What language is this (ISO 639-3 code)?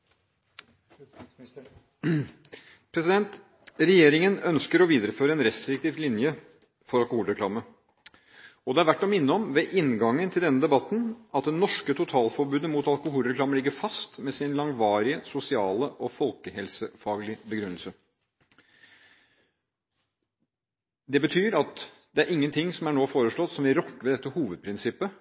nob